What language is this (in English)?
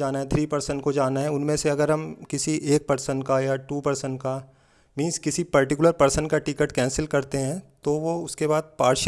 Hindi